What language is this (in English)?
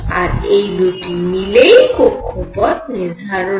Bangla